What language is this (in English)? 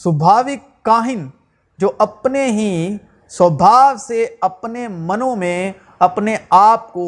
Urdu